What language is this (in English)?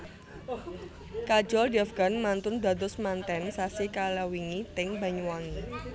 Javanese